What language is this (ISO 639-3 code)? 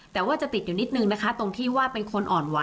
tha